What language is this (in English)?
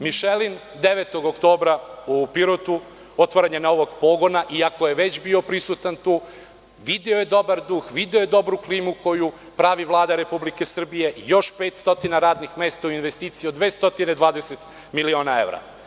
Serbian